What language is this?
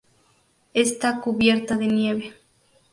Spanish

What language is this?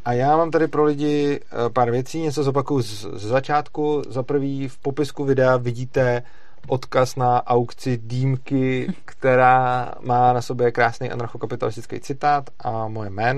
Czech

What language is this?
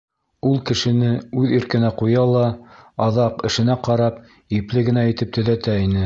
Bashkir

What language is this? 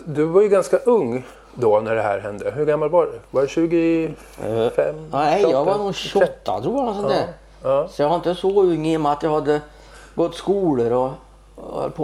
Swedish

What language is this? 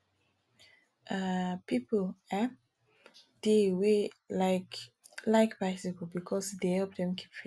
Nigerian Pidgin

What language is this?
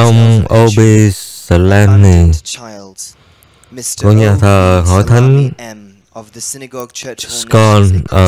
Vietnamese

